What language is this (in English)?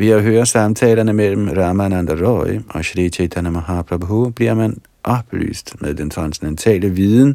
Danish